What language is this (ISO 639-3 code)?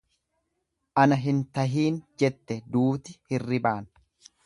orm